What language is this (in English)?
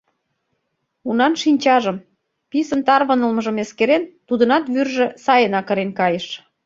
Mari